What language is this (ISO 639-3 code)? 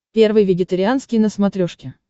rus